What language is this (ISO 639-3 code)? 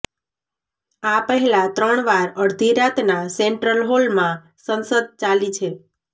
guj